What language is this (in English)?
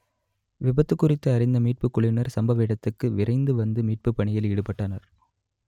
Tamil